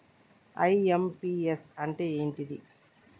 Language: Telugu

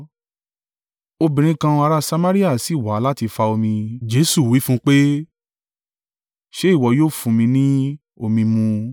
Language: Yoruba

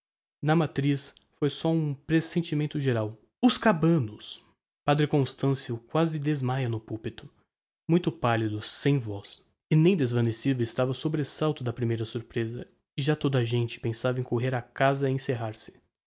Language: Portuguese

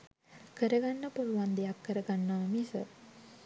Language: Sinhala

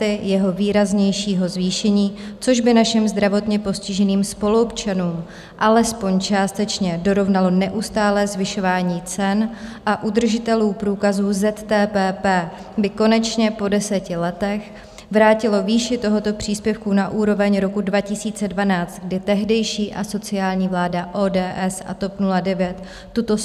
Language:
Czech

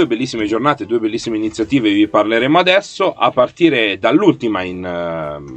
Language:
Italian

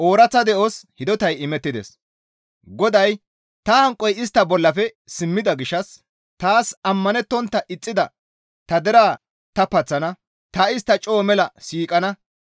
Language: Gamo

